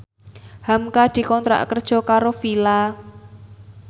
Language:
Javanese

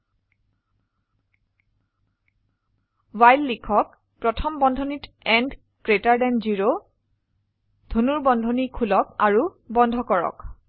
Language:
Assamese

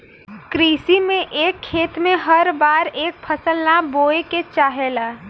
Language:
Bhojpuri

